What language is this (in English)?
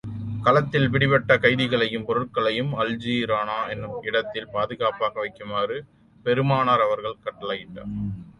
Tamil